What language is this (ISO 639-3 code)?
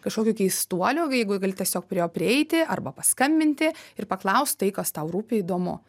lit